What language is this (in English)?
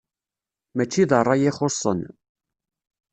Kabyle